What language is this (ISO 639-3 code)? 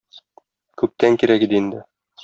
tat